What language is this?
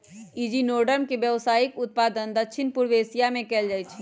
Magahi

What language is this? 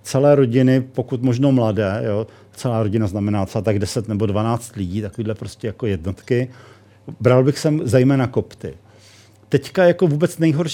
Czech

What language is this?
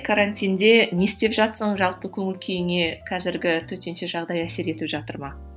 Kazakh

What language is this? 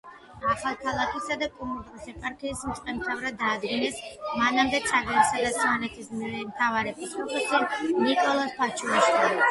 Georgian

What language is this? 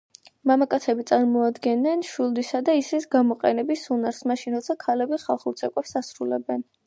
Georgian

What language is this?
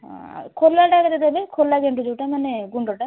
Odia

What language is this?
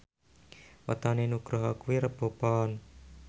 Javanese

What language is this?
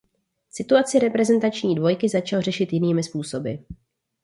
Czech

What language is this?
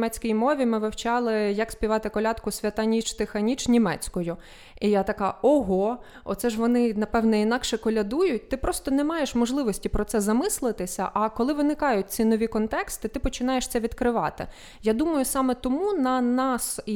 Ukrainian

